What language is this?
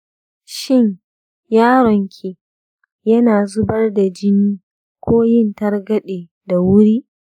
Hausa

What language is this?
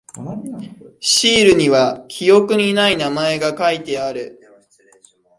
Japanese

